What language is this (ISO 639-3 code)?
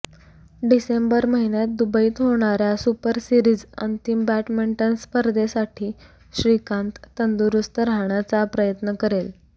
mar